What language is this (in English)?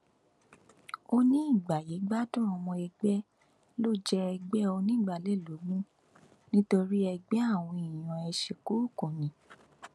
Yoruba